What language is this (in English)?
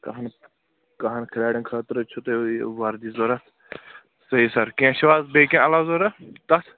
Kashmiri